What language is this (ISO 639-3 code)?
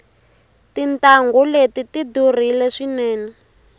tso